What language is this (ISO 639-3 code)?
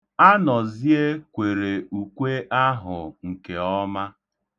ibo